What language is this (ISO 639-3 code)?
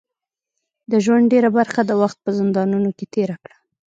pus